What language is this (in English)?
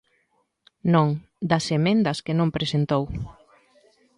Galician